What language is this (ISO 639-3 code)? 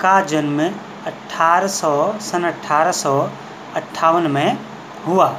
hin